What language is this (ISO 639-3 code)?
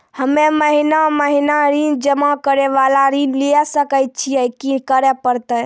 mai